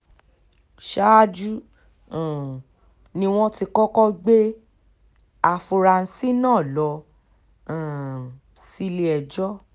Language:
Yoruba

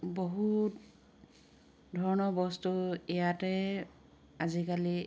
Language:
Assamese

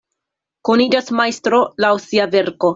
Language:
Esperanto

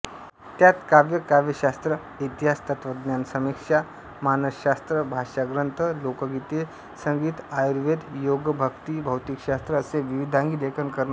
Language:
Marathi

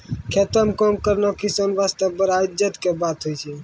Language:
Maithili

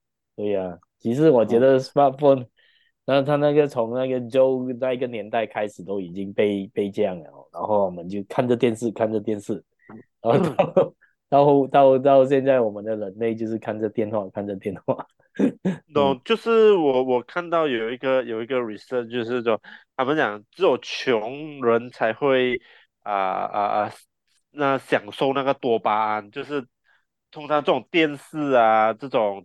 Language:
Chinese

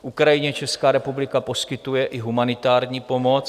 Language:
Czech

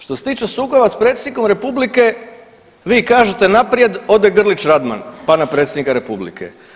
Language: Croatian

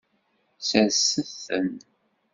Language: Kabyle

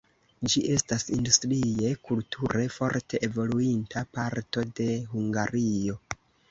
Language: Esperanto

